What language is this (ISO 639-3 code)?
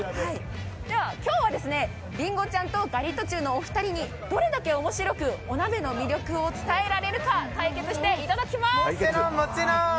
jpn